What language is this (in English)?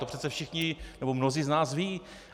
Czech